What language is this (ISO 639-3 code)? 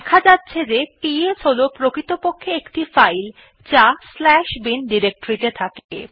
ben